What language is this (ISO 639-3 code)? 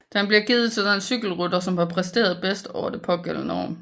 dan